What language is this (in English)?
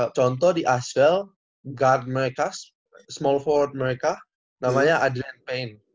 Indonesian